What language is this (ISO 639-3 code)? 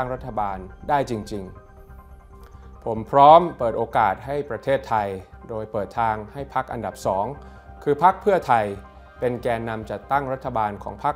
tha